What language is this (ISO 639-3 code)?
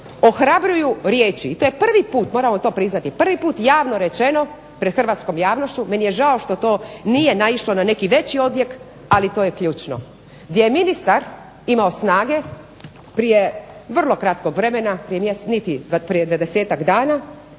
hrv